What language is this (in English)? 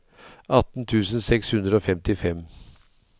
Norwegian